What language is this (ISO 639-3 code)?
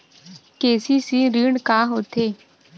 hne